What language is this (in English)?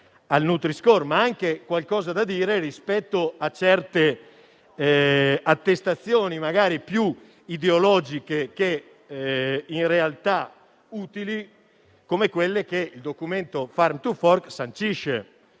Italian